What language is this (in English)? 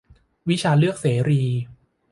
Thai